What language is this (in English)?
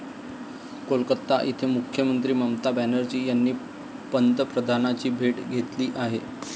Marathi